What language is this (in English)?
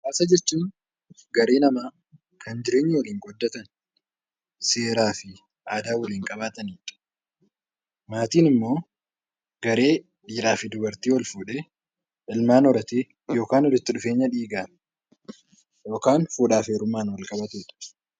Oromo